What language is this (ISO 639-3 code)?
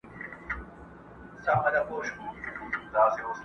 pus